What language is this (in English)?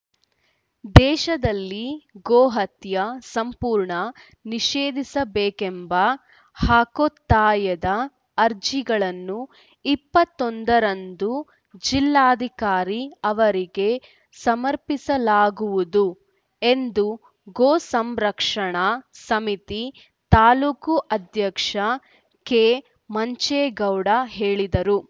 Kannada